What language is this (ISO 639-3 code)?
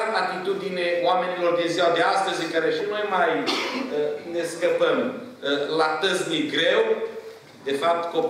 ron